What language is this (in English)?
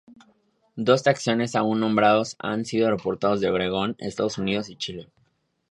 Spanish